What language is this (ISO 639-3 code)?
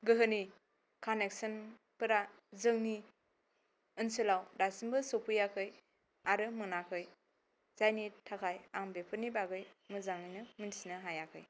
brx